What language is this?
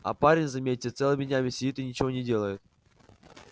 Russian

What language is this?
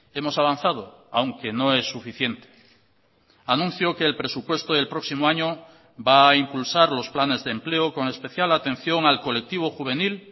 Spanish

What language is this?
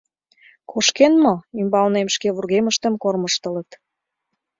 Mari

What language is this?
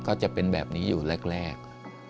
Thai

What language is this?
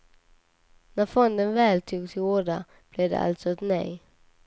Swedish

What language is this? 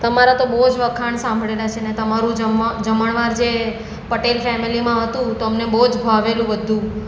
Gujarati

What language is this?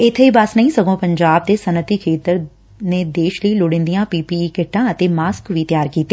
Punjabi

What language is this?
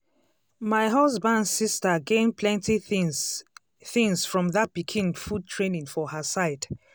Nigerian Pidgin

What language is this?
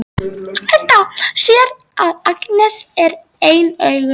Icelandic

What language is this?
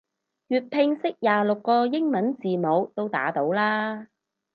Cantonese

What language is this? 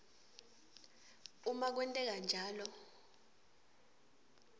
Swati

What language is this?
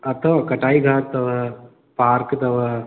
Sindhi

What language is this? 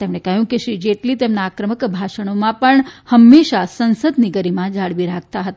Gujarati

